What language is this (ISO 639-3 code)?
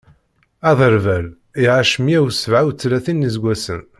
kab